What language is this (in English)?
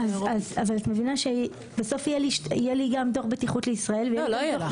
Hebrew